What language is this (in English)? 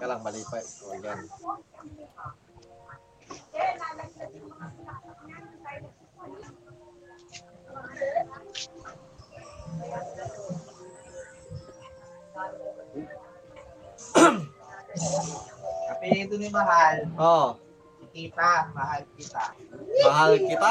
Filipino